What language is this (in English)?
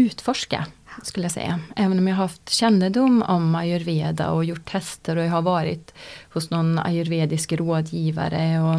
Swedish